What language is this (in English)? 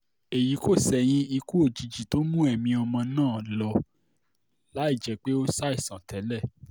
Yoruba